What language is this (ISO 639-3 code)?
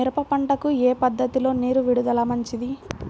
tel